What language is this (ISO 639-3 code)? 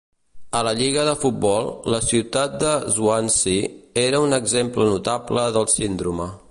cat